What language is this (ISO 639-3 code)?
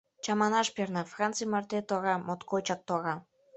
chm